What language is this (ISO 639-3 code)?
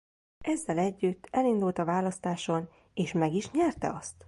hun